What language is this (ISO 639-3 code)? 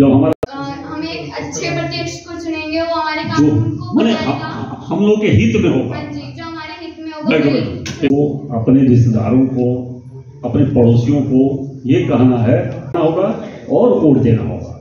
hin